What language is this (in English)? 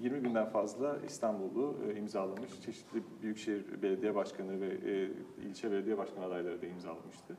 Turkish